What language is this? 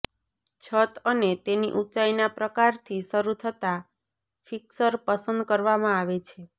Gujarati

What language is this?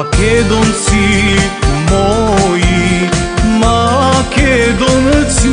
Romanian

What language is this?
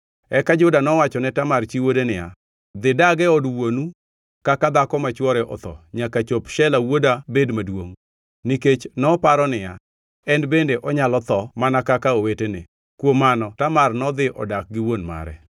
Luo (Kenya and Tanzania)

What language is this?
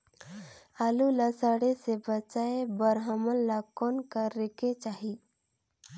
Chhattisgarhi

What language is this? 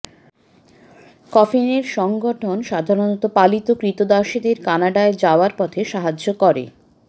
Bangla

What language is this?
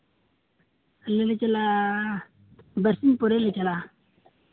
Santali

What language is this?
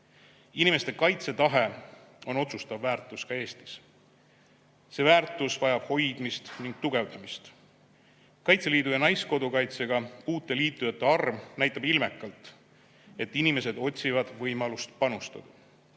Estonian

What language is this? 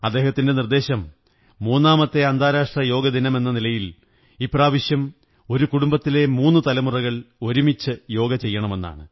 Malayalam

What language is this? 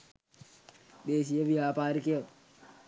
Sinhala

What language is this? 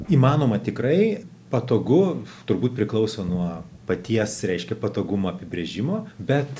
Lithuanian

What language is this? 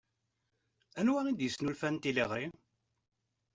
Kabyle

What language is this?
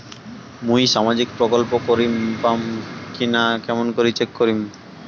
Bangla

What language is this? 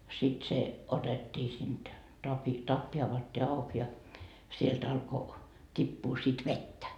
Finnish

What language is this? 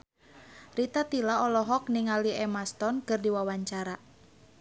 Sundanese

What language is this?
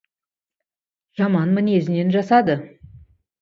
Kazakh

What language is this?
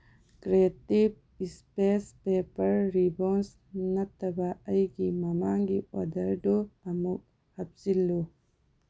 Manipuri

